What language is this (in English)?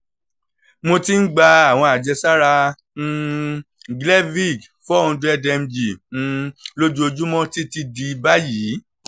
Yoruba